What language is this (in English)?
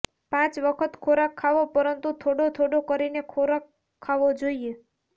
Gujarati